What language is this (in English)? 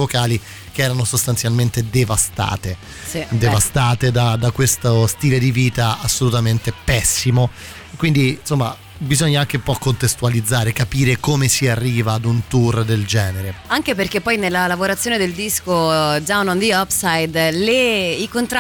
Italian